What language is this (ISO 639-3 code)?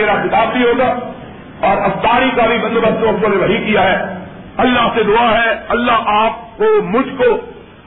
urd